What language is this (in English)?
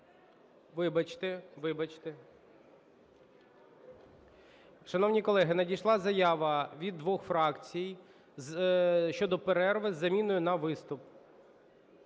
Ukrainian